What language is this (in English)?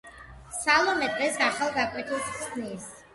Georgian